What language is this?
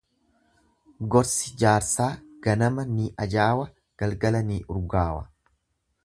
Oromo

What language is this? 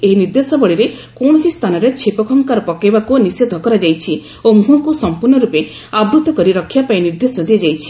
Odia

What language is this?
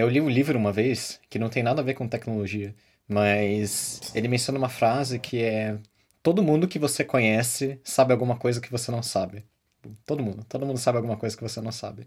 Portuguese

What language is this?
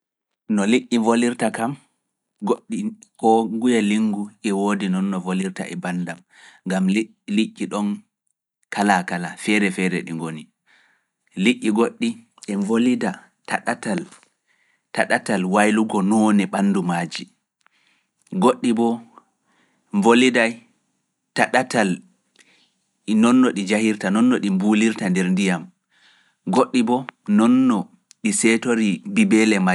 Fula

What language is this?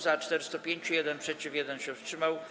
Polish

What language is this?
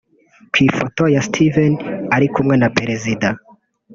Kinyarwanda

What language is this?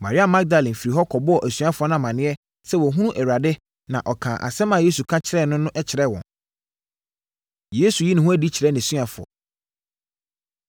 Akan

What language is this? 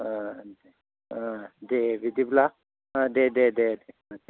Bodo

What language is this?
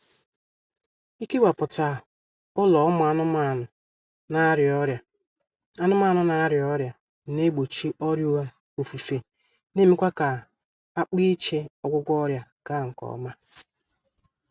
Igbo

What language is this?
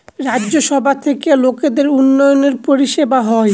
Bangla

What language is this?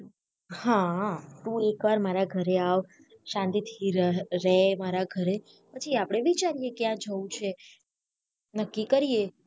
Gujarati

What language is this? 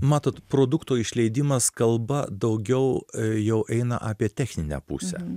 Lithuanian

